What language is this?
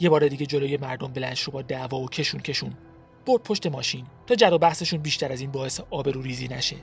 Persian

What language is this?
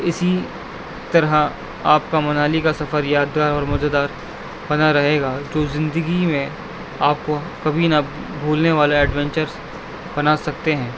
Urdu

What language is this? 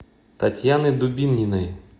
Russian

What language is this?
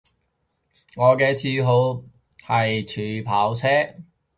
Cantonese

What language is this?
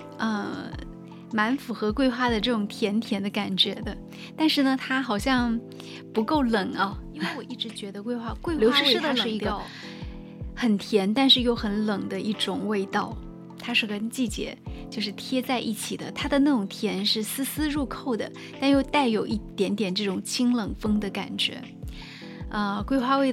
Chinese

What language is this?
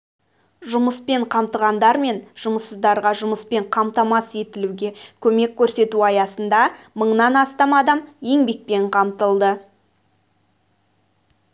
Kazakh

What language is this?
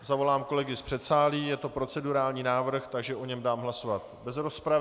Czech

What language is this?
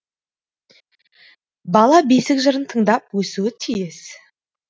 Kazakh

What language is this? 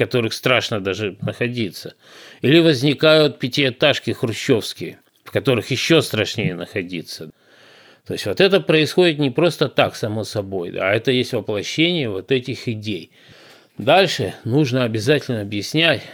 Russian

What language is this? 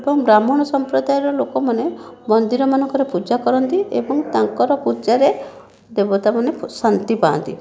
Odia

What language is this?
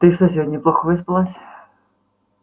Russian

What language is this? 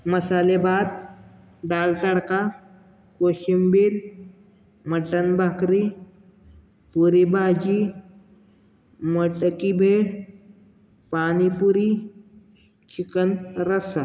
Marathi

